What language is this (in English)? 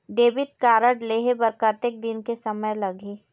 Chhattisgarhi